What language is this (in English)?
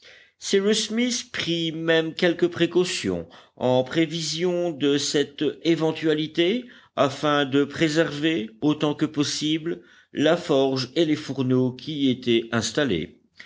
French